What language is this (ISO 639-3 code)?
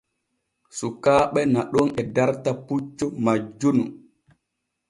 fue